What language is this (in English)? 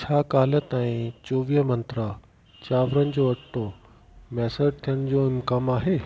Sindhi